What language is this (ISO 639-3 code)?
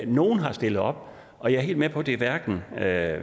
dan